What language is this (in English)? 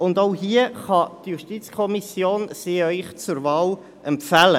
Swiss German